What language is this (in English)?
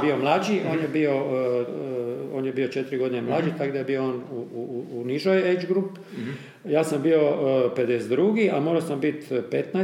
Croatian